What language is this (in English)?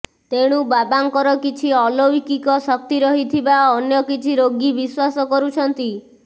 Odia